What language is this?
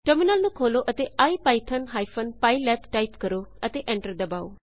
Punjabi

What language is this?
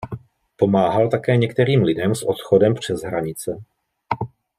Czech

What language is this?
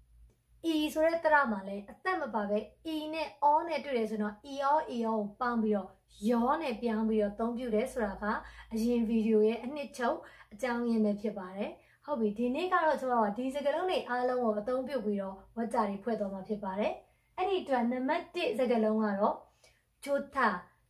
Korean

